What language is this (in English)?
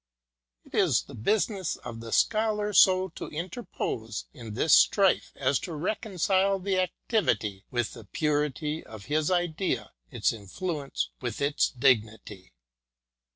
English